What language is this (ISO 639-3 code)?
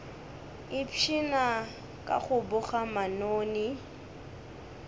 nso